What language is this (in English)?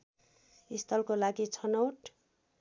Nepali